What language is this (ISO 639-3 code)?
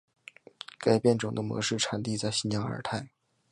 zho